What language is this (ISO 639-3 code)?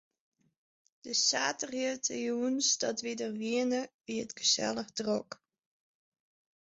fry